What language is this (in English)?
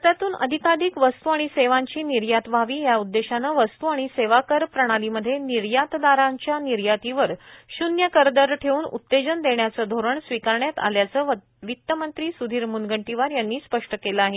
Marathi